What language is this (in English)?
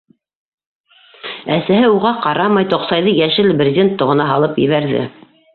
Bashkir